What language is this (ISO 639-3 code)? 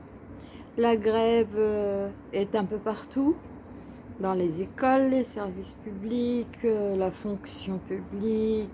fra